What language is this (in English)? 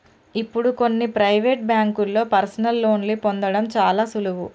Telugu